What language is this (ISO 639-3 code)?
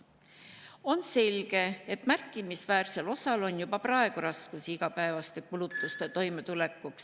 est